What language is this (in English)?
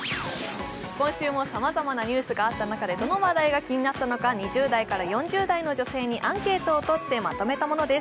Japanese